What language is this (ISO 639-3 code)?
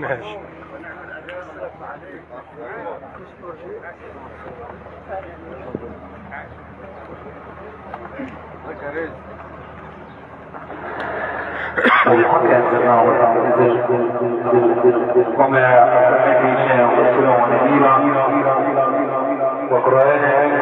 ara